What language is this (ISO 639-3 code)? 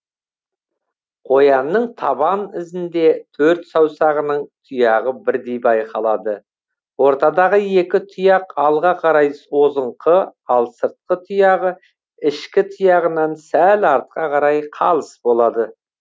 kaz